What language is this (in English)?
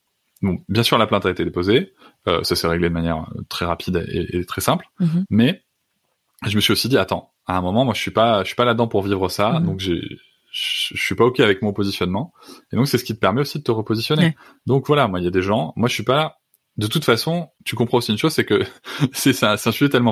French